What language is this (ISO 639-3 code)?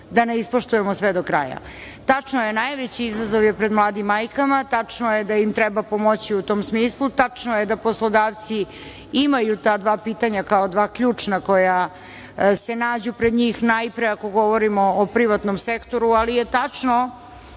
srp